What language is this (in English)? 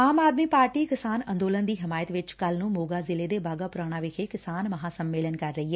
Punjabi